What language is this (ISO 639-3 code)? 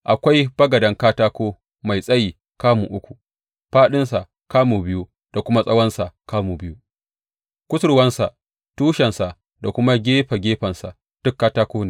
hau